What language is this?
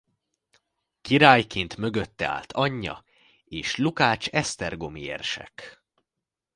Hungarian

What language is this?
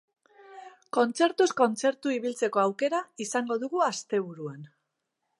Basque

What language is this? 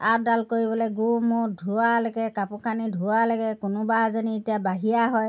Assamese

